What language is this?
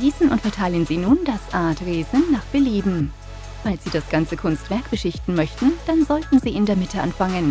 German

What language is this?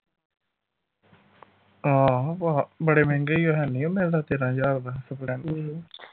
Punjabi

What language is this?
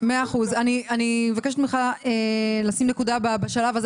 Hebrew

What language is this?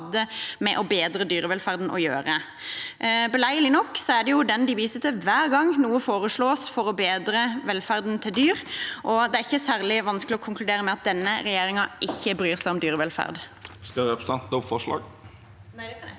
Norwegian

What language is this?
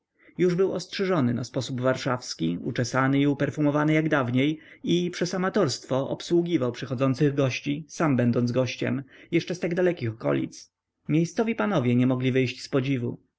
Polish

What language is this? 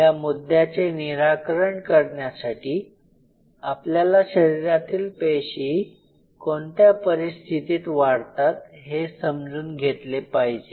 Marathi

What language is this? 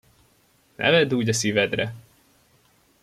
Hungarian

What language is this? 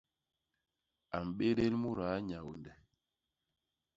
Basaa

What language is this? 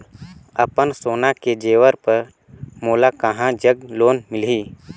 Chhattisgarhi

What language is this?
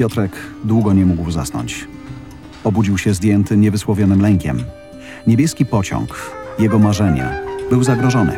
Polish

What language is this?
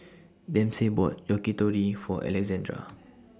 English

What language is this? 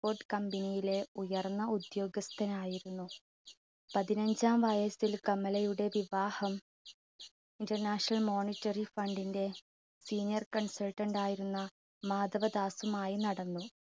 Malayalam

